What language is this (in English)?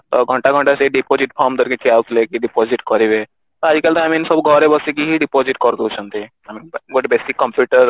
Odia